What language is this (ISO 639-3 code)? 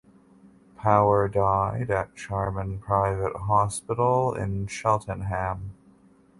eng